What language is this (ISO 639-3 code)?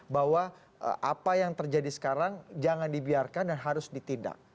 ind